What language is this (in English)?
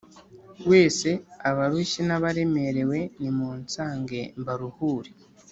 Kinyarwanda